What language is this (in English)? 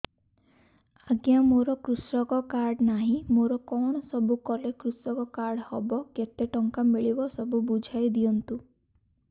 Odia